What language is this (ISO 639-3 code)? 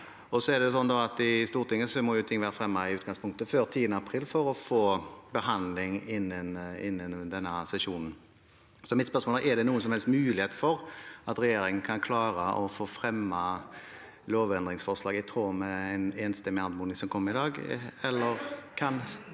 nor